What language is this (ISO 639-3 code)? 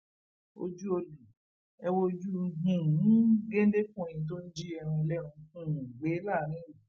yor